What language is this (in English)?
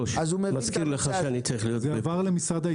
Hebrew